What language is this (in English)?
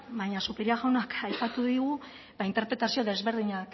Basque